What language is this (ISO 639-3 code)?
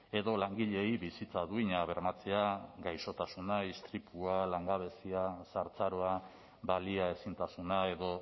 eus